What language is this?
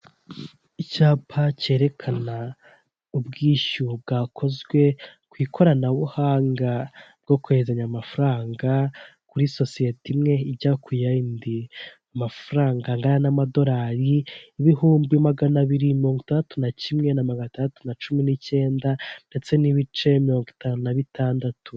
Kinyarwanda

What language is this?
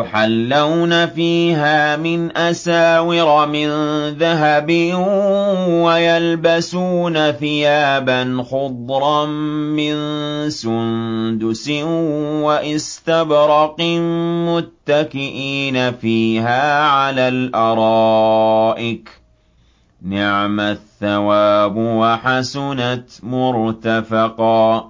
Arabic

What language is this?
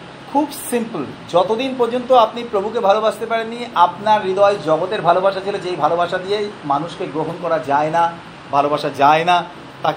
Bangla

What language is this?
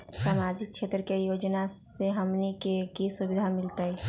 Magahi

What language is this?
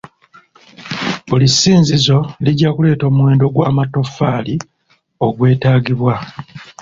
Ganda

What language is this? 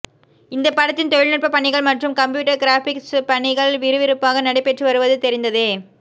Tamil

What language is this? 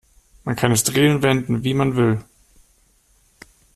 German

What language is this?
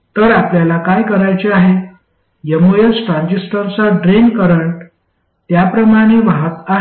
Marathi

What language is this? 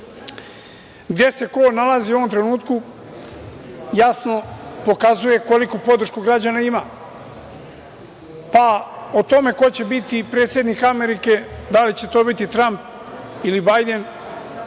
Serbian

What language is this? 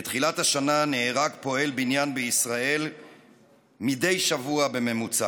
Hebrew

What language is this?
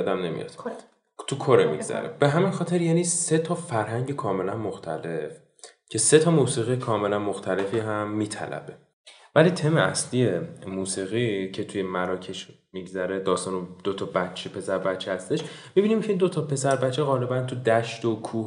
Persian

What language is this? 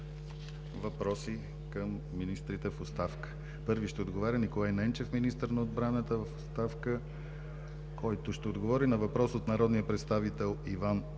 Bulgarian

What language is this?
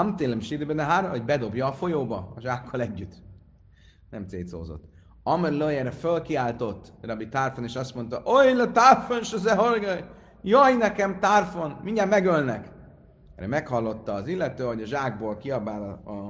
Hungarian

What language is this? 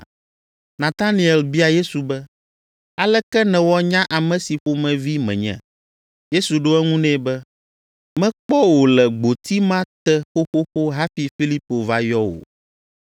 Ewe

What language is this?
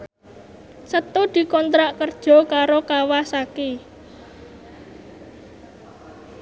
Javanese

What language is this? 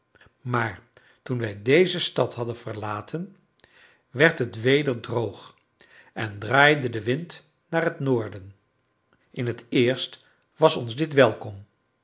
Dutch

